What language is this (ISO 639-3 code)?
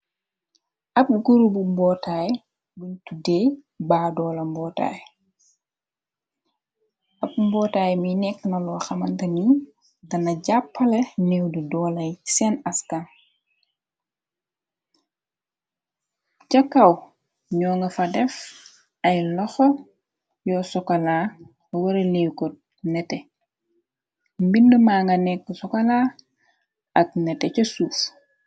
wol